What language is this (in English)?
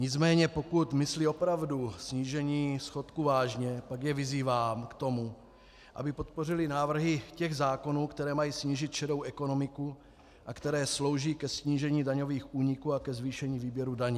Czech